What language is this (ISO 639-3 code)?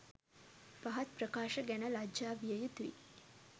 sin